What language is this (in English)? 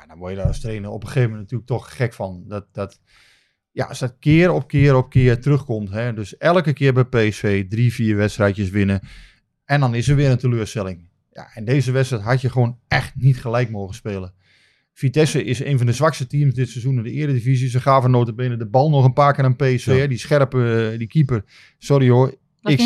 Dutch